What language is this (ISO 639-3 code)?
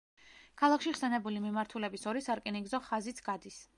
kat